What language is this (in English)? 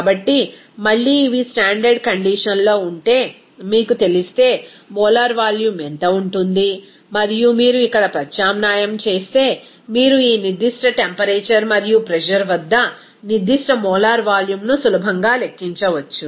Telugu